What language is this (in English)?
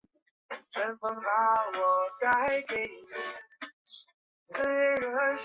Chinese